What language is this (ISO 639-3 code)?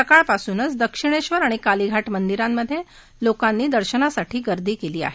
mar